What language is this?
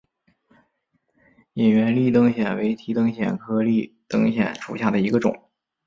Chinese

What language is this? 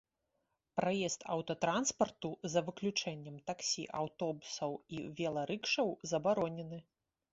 Belarusian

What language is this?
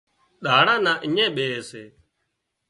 Wadiyara Koli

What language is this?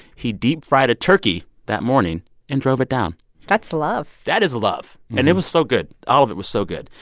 English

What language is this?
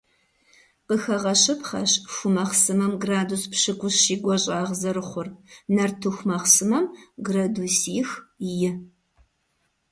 Kabardian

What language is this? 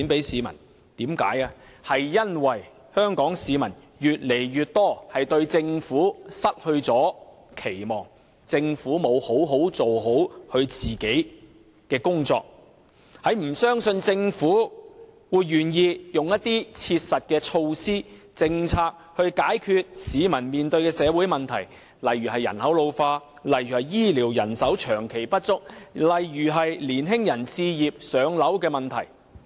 Cantonese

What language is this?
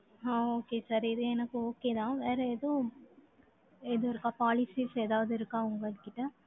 Tamil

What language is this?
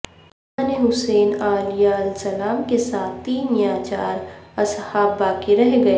Urdu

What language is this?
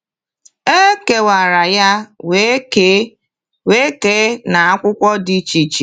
Igbo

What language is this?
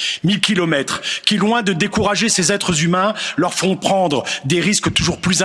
French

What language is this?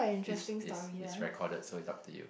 English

